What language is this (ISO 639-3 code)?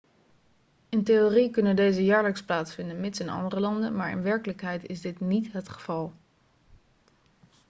nld